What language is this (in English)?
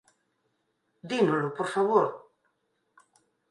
Galician